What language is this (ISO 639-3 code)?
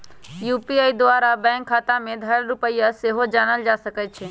mag